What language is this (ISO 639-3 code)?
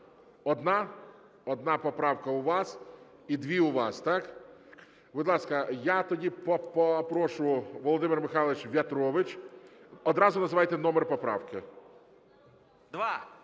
ukr